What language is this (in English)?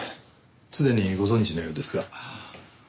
Japanese